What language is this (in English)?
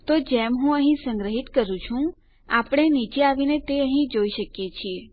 Gujarati